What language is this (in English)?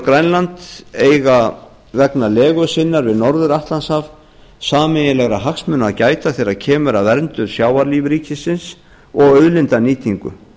Icelandic